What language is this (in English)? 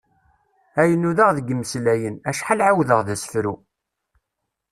Kabyle